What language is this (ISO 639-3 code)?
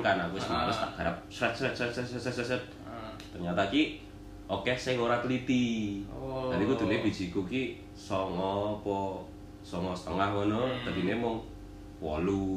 ind